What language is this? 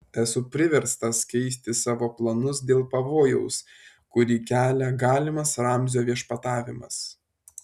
Lithuanian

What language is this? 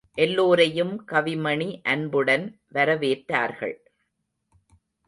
Tamil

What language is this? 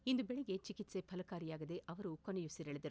Kannada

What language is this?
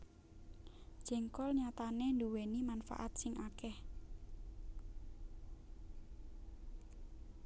Javanese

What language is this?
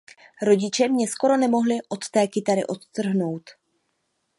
Czech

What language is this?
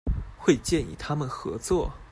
Chinese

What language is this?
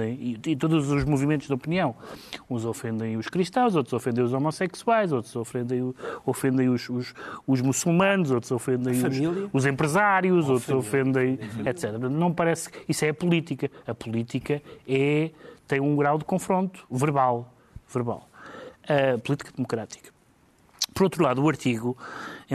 Portuguese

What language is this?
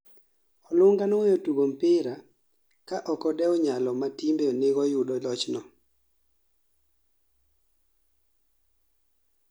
Luo (Kenya and Tanzania)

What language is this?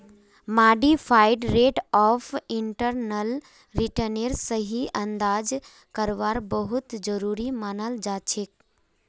Magahi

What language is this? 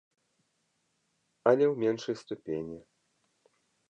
Belarusian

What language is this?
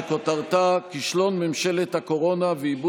Hebrew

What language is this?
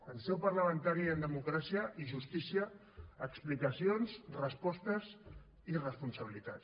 Catalan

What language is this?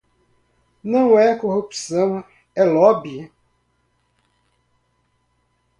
Portuguese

